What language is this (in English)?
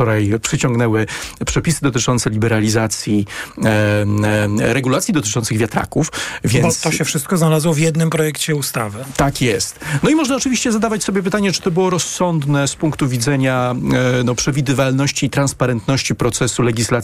Polish